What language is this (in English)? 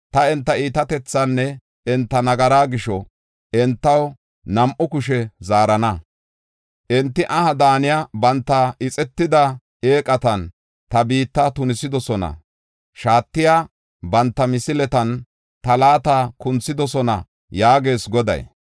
Gofa